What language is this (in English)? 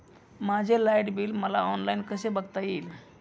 Marathi